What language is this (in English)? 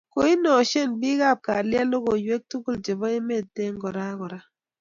Kalenjin